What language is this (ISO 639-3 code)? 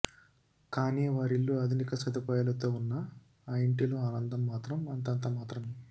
tel